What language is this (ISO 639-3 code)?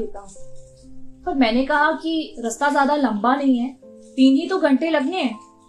hin